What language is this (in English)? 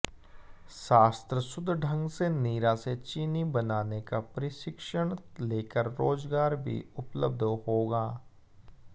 Hindi